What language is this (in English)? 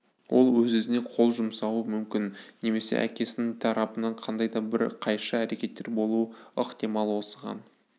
Kazakh